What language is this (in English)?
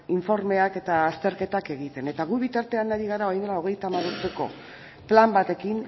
Basque